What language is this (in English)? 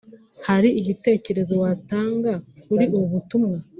Kinyarwanda